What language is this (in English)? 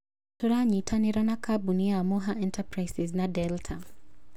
Kikuyu